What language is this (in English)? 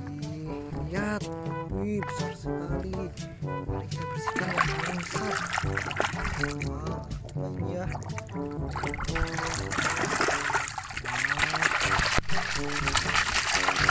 Indonesian